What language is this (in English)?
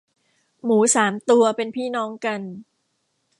Thai